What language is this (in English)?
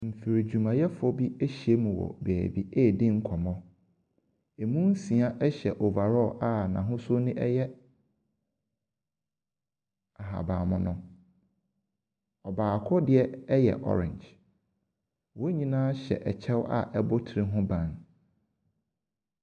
Akan